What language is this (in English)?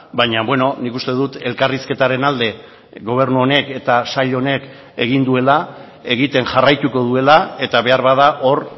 Basque